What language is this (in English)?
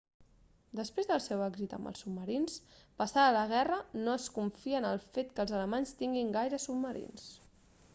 Catalan